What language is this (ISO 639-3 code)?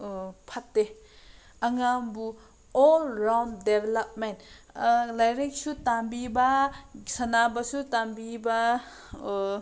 mni